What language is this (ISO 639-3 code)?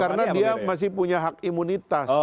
ind